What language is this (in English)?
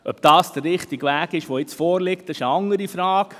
Swiss German